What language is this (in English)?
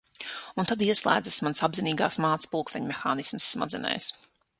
Latvian